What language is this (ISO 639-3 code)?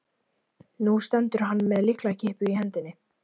isl